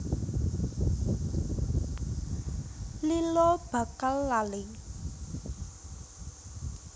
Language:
Javanese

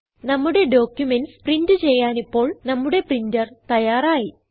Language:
Malayalam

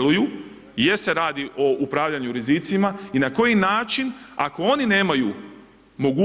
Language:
Croatian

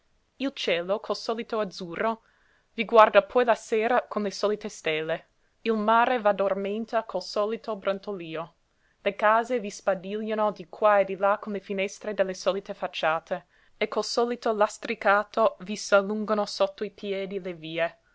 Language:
Italian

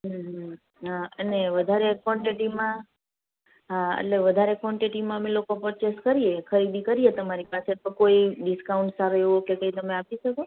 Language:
Gujarati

